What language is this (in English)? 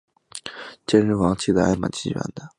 Chinese